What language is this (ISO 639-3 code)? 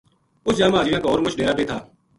gju